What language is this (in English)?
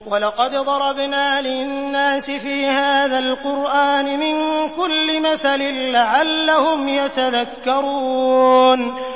Arabic